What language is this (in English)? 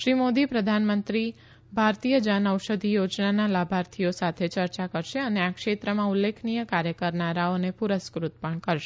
Gujarati